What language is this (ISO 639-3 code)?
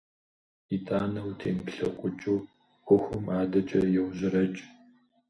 kbd